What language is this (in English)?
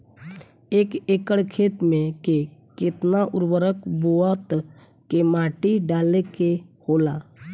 Bhojpuri